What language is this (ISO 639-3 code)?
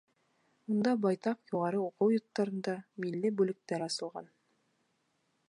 bak